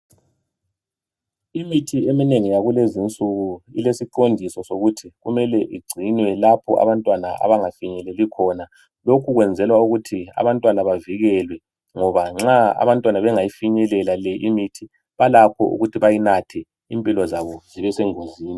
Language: North Ndebele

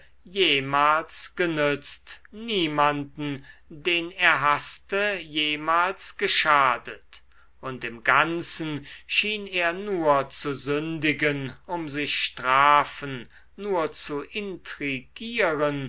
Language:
German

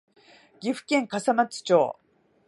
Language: Japanese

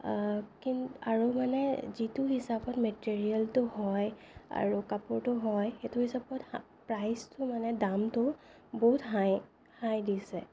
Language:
Assamese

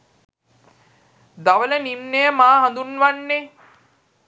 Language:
Sinhala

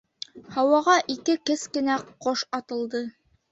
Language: Bashkir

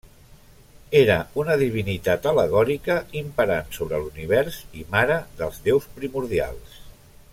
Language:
Catalan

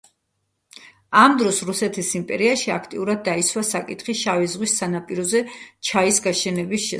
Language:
Georgian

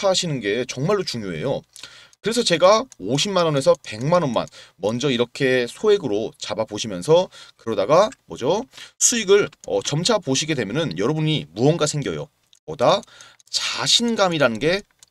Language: Korean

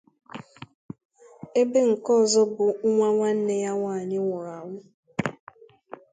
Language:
Igbo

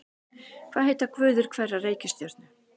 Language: Icelandic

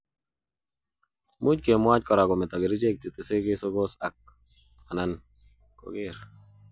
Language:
Kalenjin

